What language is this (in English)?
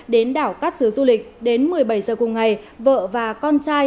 Vietnamese